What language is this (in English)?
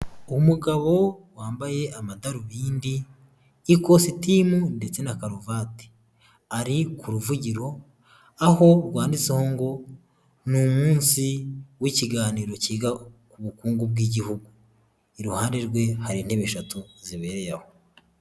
Kinyarwanda